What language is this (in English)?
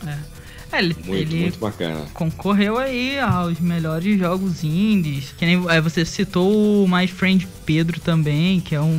Portuguese